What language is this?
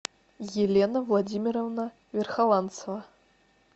Russian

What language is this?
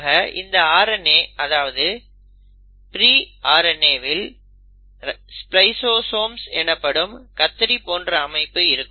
Tamil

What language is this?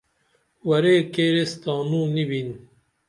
Dameli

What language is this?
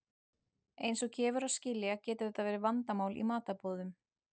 Icelandic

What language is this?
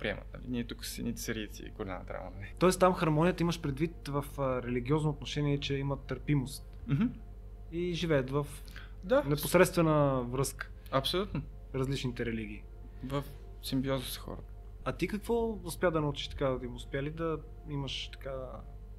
Bulgarian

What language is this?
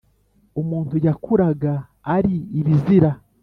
Kinyarwanda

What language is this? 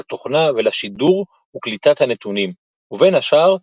Hebrew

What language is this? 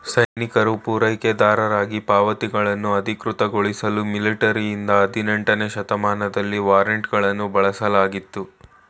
Kannada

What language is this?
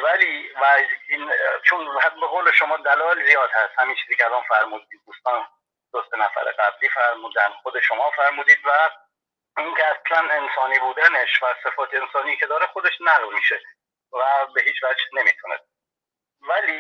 Persian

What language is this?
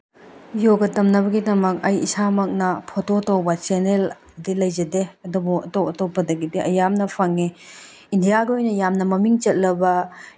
Manipuri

